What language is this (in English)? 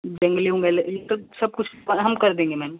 Hindi